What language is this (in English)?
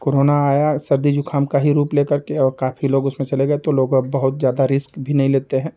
Hindi